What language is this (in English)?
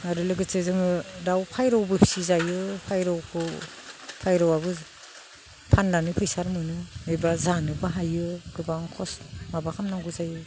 Bodo